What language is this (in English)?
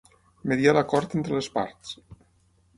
Catalan